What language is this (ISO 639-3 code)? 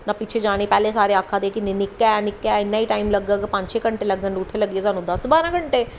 doi